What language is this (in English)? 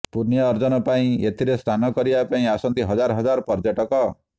Odia